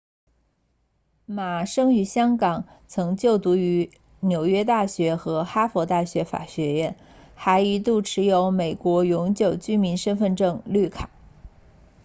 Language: Chinese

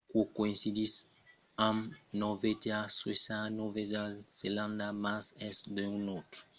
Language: Occitan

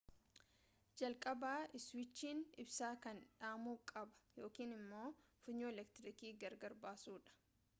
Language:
Oromo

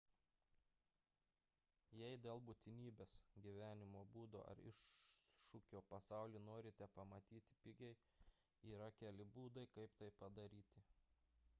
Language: Lithuanian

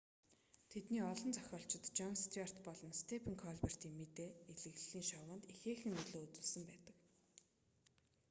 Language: Mongolian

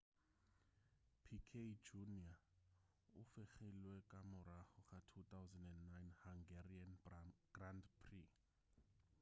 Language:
Northern Sotho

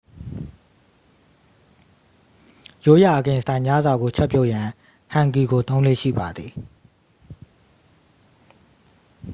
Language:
Burmese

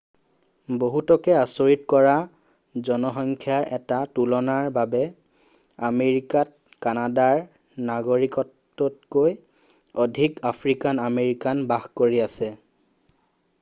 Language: Assamese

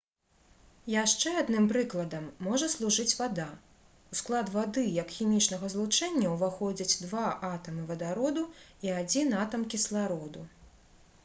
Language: Belarusian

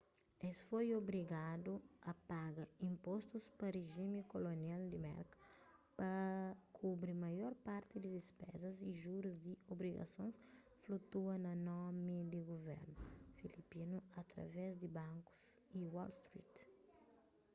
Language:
Kabuverdianu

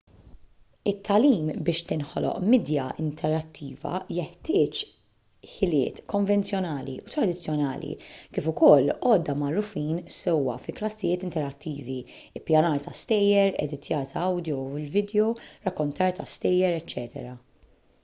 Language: Maltese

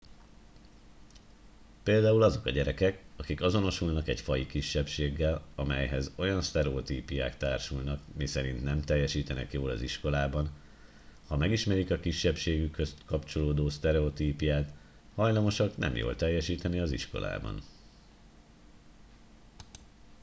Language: Hungarian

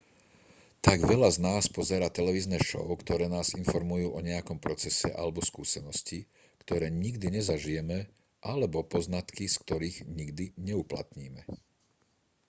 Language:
Slovak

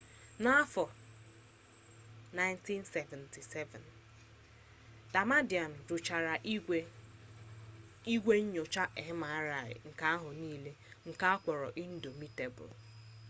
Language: Igbo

